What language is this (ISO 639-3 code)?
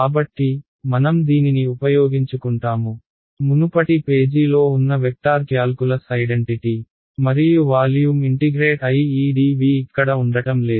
tel